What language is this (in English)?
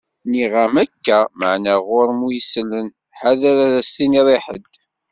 Kabyle